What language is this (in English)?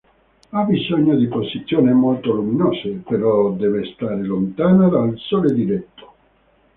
Italian